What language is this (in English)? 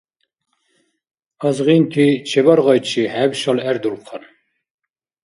Dargwa